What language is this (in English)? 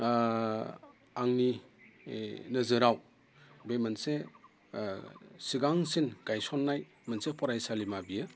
Bodo